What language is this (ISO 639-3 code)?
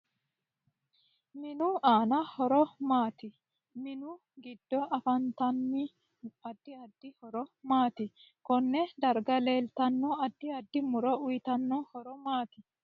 sid